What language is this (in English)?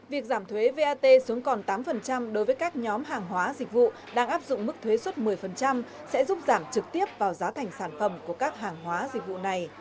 Vietnamese